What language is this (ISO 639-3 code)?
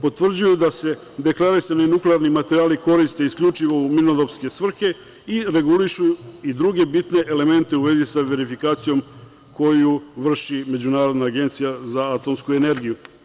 srp